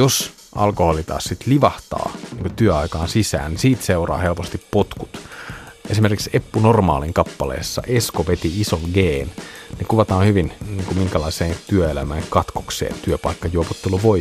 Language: Finnish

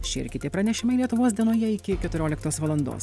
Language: Lithuanian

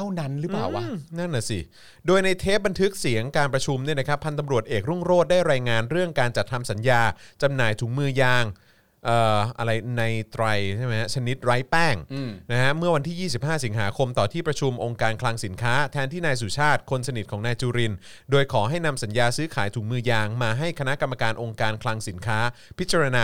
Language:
Thai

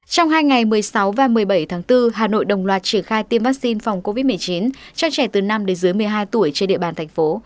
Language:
Vietnamese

